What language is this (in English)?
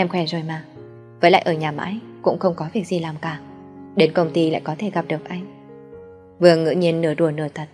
Vietnamese